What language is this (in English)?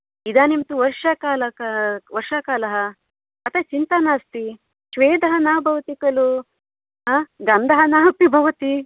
Sanskrit